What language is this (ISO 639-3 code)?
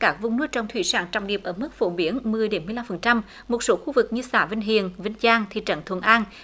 vie